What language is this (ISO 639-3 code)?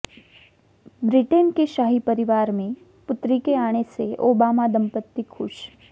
hin